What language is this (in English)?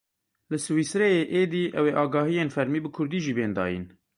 Kurdish